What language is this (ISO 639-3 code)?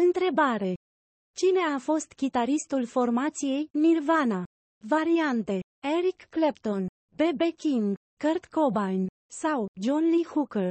ron